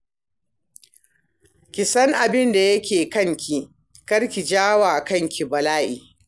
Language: Hausa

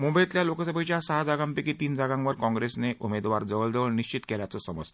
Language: Marathi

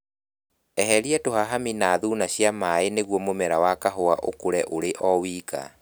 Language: Kikuyu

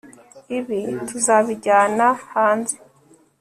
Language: Kinyarwanda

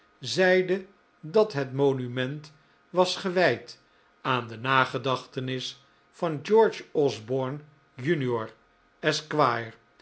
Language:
Dutch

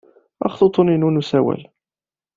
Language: Kabyle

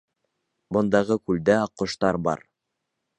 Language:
Bashkir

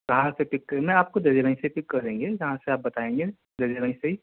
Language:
Urdu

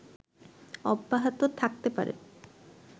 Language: Bangla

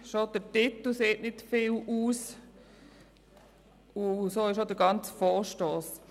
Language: Swiss German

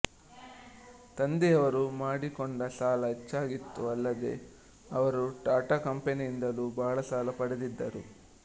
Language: Kannada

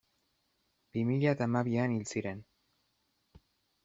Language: Basque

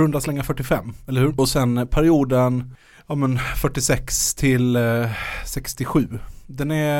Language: Swedish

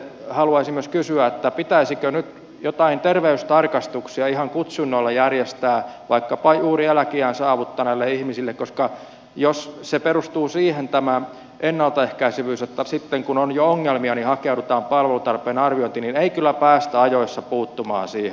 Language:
Finnish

